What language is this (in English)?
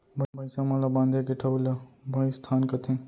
Chhattisgarhi